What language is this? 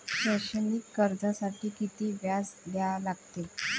Marathi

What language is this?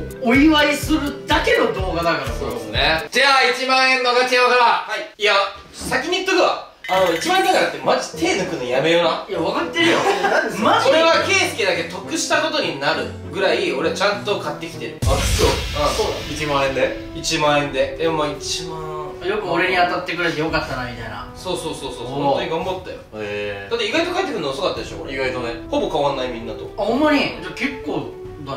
Japanese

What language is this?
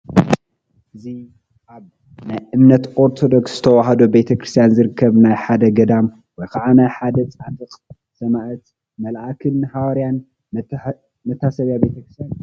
Tigrinya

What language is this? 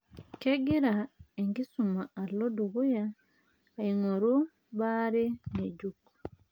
Masai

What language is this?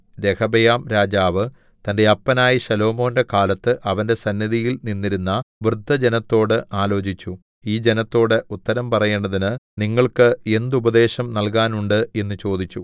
Malayalam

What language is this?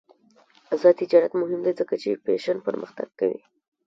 Pashto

